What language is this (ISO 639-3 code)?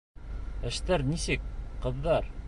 bak